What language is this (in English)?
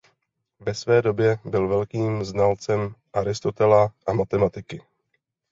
Czech